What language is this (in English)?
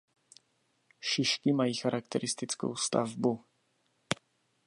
Czech